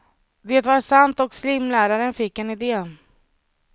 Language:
Swedish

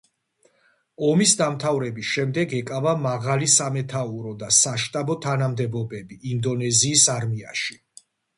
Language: Georgian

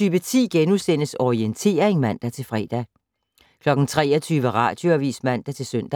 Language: Danish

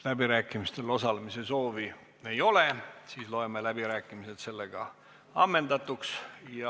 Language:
Estonian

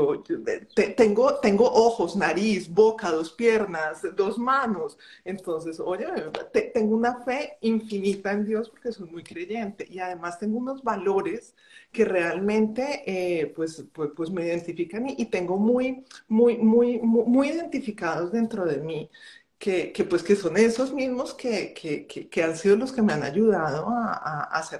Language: Spanish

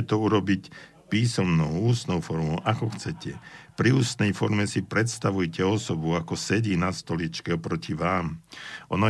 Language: Slovak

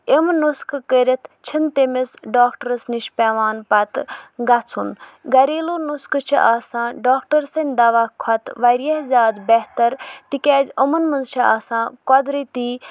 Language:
Kashmiri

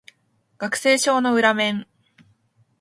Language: Japanese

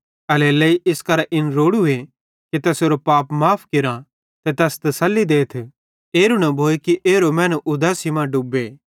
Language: Bhadrawahi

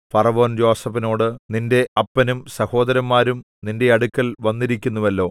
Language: Malayalam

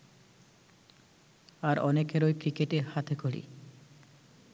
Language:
Bangla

